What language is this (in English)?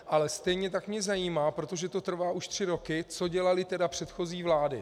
Czech